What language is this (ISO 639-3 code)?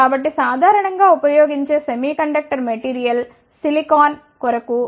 tel